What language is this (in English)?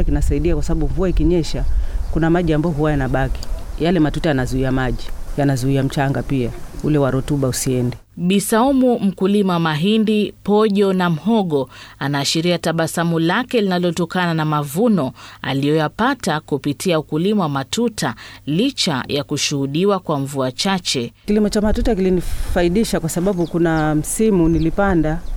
Swahili